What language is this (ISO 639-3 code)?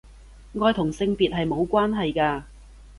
yue